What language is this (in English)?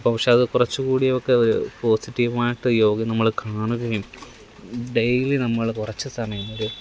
Malayalam